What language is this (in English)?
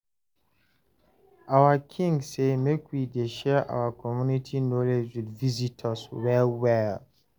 Nigerian Pidgin